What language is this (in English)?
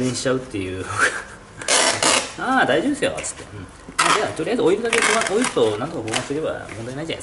Japanese